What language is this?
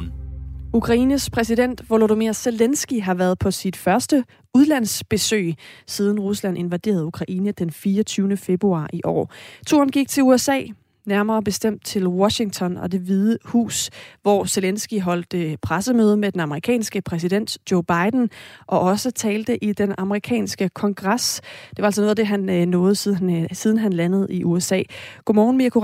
Danish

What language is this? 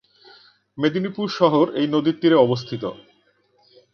Bangla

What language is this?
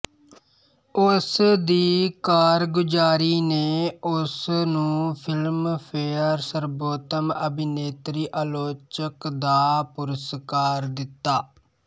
Punjabi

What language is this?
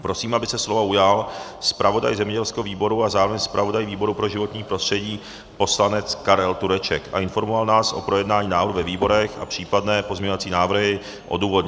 Czech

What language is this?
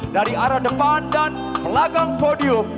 Indonesian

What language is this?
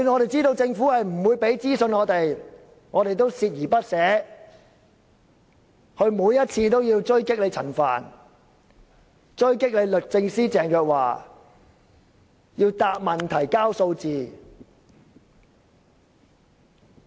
Cantonese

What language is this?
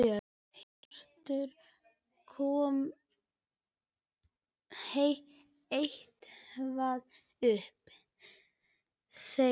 Icelandic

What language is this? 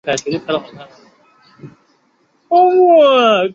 Chinese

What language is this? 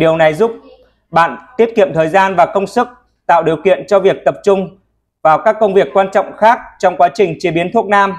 Vietnamese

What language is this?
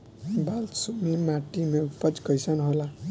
Bhojpuri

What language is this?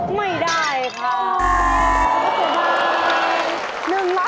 Thai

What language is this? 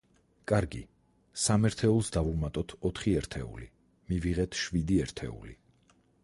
Georgian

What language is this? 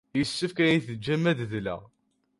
Kabyle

